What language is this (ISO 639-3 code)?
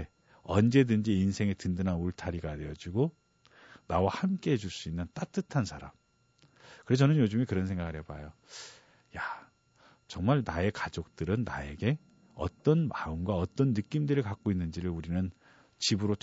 kor